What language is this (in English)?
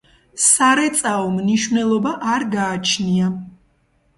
Georgian